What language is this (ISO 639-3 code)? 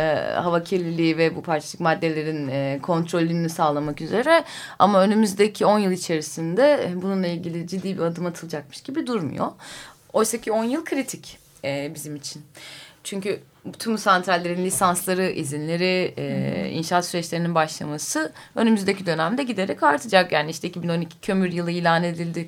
tur